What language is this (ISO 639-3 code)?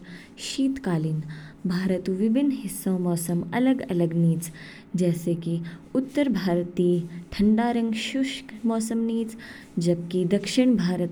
kfk